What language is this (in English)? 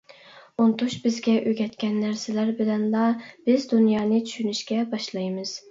Uyghur